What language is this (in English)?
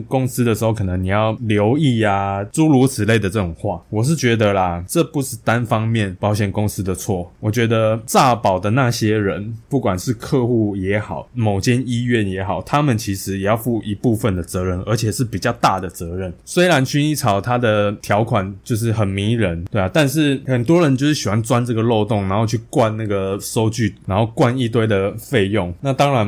Chinese